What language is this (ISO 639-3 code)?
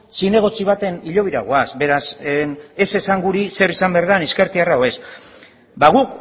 eus